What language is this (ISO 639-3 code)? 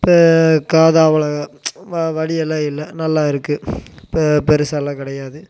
tam